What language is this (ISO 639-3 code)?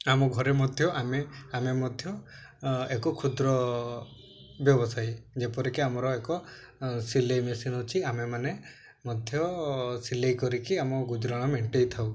ori